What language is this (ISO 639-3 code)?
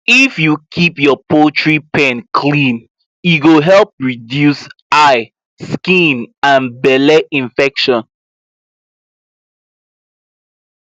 pcm